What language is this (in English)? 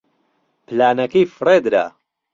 Central Kurdish